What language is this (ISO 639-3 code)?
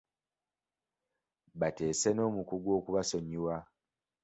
lug